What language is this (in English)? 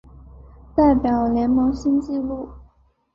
Chinese